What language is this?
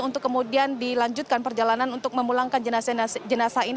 Indonesian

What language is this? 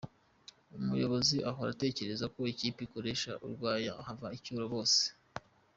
Kinyarwanda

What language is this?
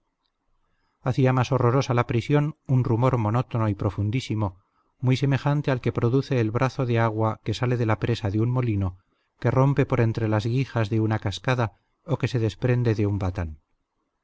Spanish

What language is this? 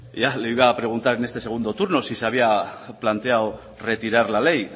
Spanish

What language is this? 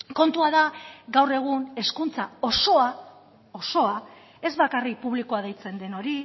Basque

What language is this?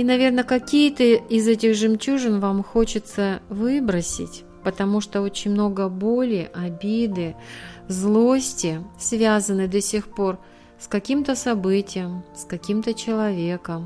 Russian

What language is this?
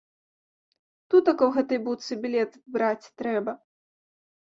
Belarusian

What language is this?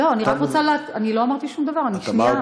Hebrew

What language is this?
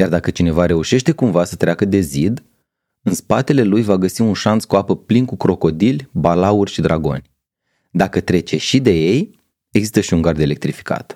Romanian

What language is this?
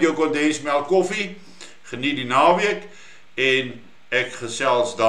Dutch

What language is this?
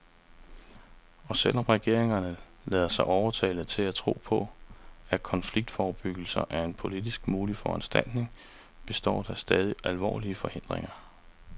Danish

